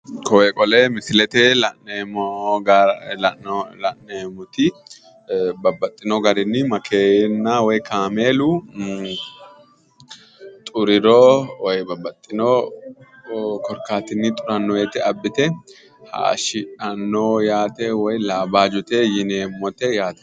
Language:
Sidamo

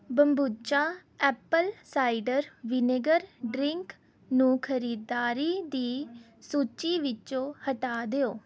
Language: Punjabi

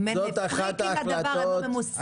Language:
Hebrew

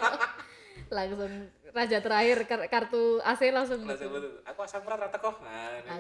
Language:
Indonesian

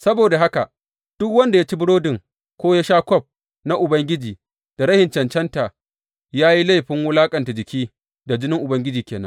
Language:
Hausa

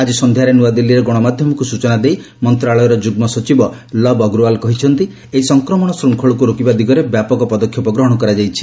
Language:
Odia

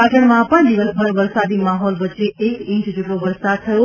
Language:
Gujarati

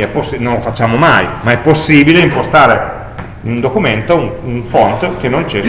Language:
Italian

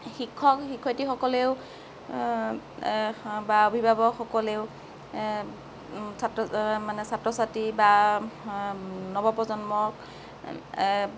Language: Assamese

